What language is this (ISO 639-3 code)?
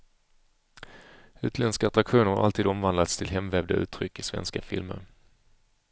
swe